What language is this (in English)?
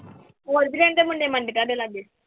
Punjabi